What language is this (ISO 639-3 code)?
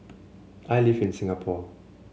eng